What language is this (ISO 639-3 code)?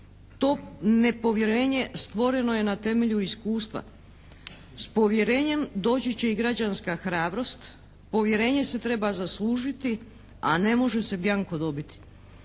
hrv